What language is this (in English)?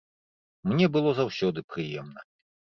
Belarusian